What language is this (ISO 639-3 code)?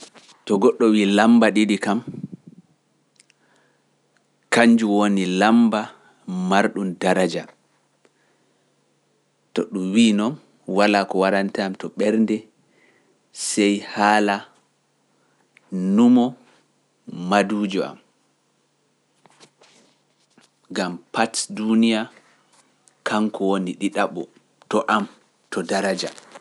fuf